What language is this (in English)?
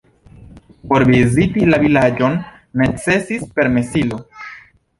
Esperanto